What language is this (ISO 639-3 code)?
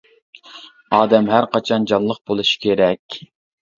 uig